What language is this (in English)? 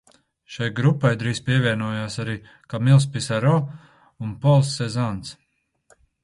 Latvian